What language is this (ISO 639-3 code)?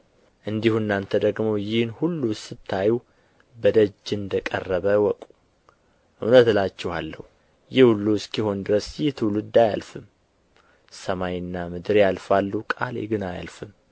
amh